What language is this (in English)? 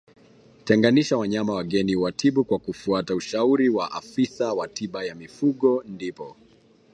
Swahili